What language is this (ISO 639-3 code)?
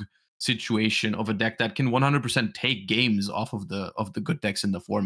eng